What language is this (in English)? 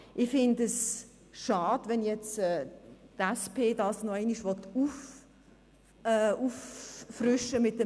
Swiss German